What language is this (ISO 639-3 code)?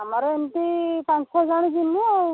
ori